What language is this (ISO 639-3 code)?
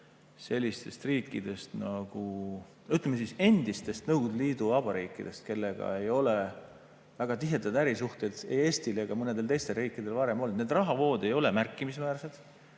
est